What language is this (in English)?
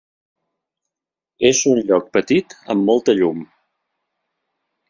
Catalan